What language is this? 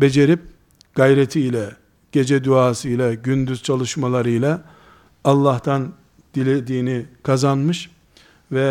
Turkish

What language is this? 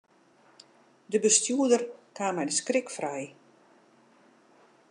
Western Frisian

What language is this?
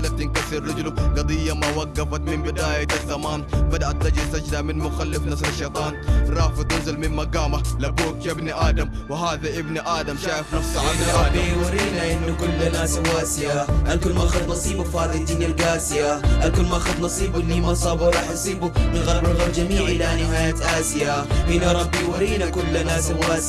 Arabic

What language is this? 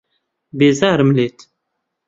Central Kurdish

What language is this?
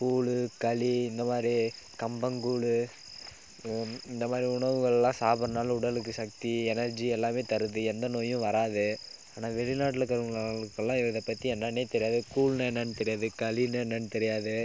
Tamil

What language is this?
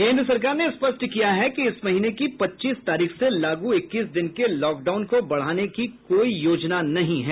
Hindi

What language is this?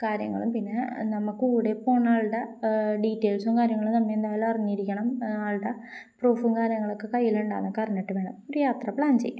Malayalam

